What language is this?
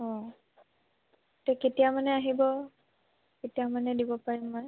Assamese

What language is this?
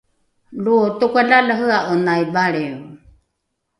Rukai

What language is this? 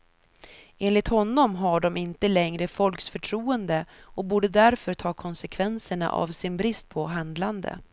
Swedish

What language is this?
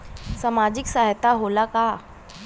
Bhojpuri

